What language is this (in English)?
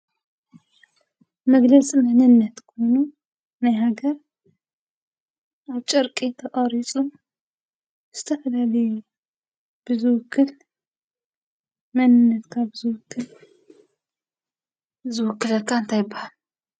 Tigrinya